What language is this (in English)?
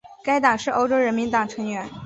Chinese